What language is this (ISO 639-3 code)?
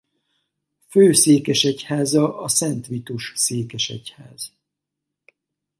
hun